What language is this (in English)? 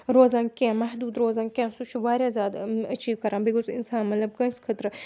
Kashmiri